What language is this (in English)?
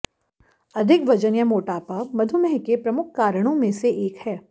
Hindi